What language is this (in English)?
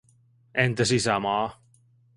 Finnish